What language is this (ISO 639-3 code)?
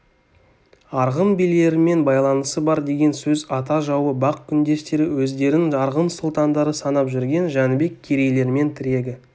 kaz